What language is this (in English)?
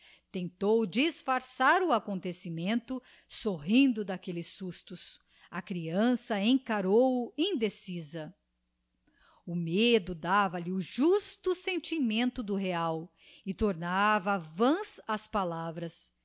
Portuguese